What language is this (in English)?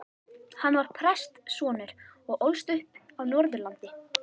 Icelandic